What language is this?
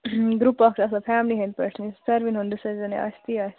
Kashmiri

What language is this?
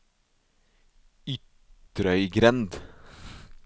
Norwegian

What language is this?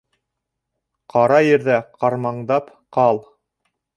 Bashkir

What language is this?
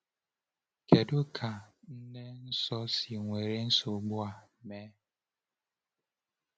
Igbo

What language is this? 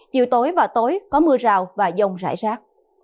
Vietnamese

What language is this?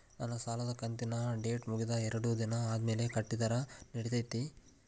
Kannada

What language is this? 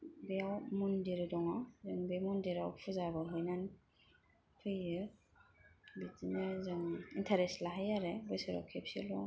Bodo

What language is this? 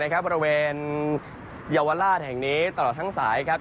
Thai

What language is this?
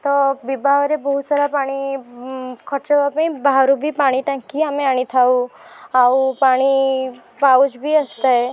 Odia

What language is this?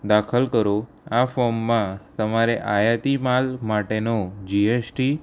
Gujarati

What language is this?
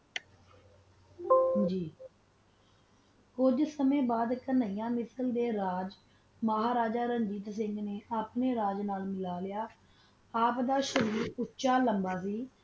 Punjabi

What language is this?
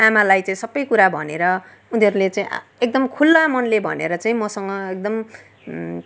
Nepali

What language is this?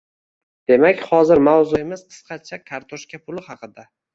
Uzbek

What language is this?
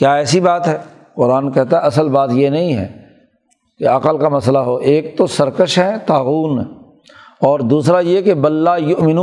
Urdu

